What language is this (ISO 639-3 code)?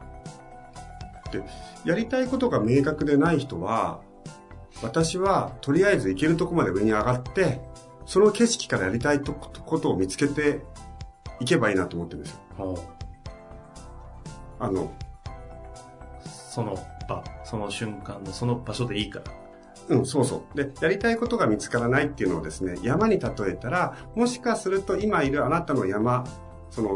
jpn